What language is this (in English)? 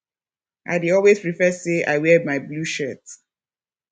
Nigerian Pidgin